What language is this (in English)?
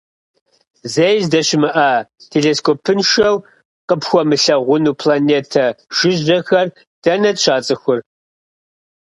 Kabardian